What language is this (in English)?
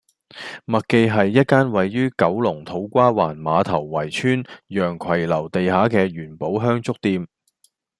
Cantonese